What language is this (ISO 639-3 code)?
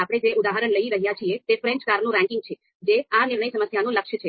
guj